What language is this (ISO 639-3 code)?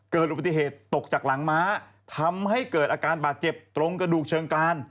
tha